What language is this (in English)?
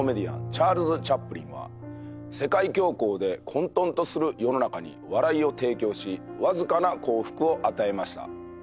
Japanese